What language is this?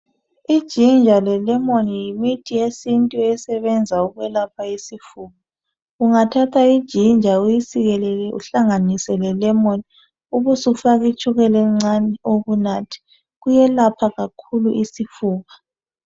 North Ndebele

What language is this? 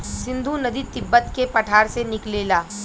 Bhojpuri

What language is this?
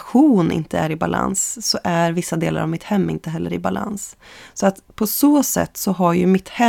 Swedish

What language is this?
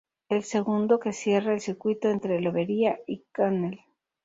Spanish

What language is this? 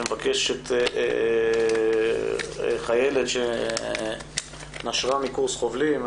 Hebrew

